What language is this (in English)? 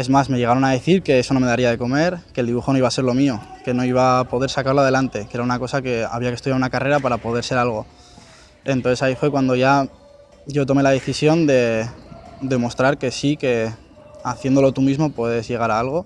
Spanish